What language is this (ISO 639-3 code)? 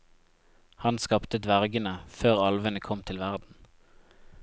nor